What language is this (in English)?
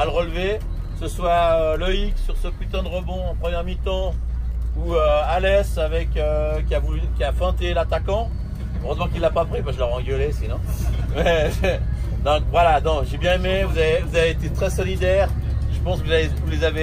French